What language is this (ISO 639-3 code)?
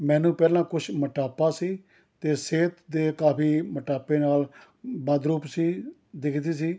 pan